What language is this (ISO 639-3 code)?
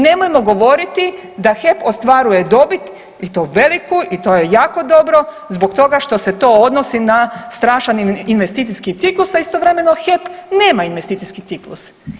hrv